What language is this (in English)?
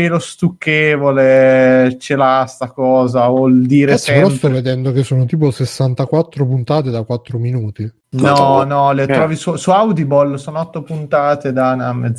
Italian